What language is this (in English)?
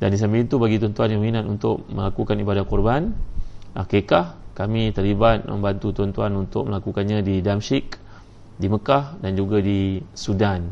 Malay